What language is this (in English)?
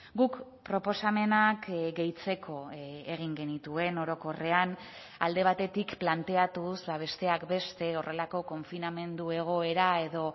Basque